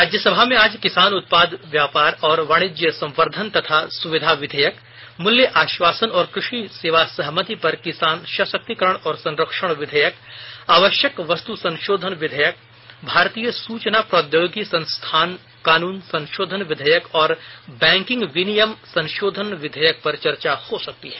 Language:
Hindi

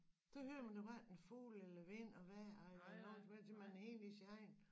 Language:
Danish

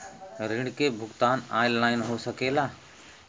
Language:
Bhojpuri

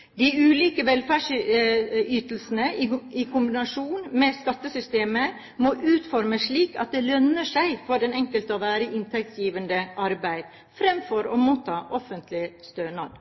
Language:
Norwegian Bokmål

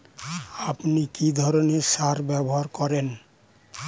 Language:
Bangla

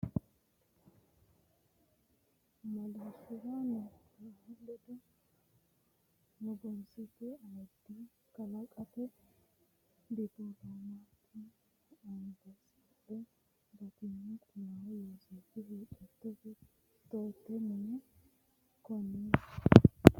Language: Sidamo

